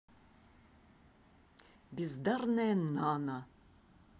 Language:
Russian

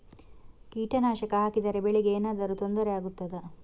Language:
Kannada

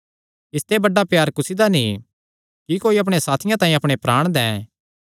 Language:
Kangri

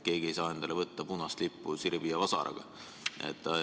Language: Estonian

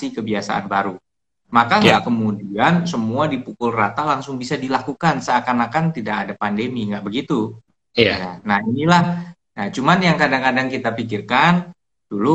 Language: Indonesian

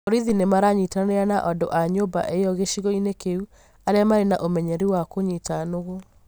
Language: Kikuyu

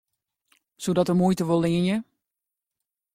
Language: Western Frisian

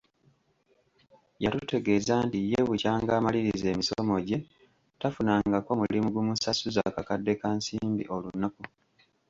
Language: Ganda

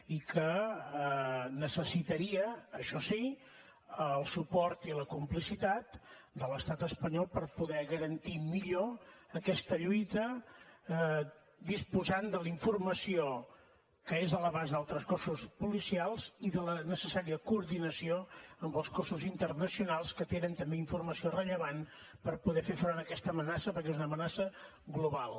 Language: Catalan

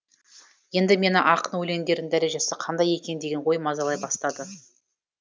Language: Kazakh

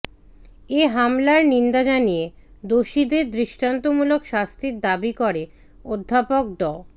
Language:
Bangla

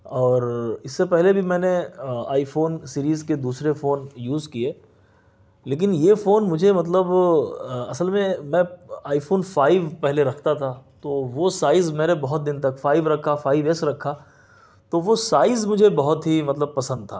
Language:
Urdu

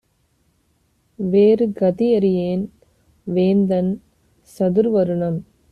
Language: Tamil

